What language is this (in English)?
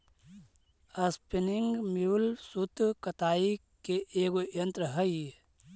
Magahi